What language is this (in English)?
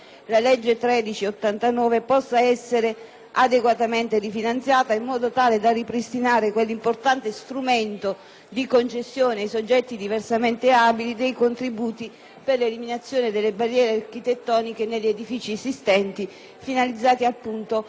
Italian